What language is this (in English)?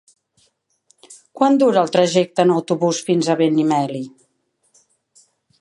Catalan